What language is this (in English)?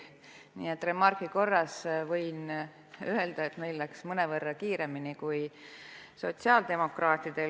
Estonian